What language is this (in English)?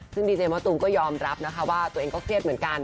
Thai